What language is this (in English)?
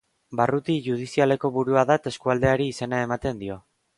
Basque